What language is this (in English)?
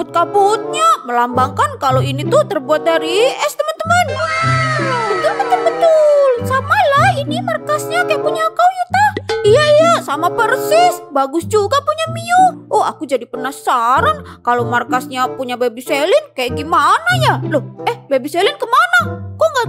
Indonesian